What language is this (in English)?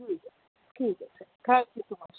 Urdu